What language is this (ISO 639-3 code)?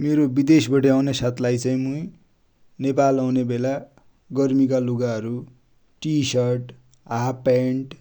dty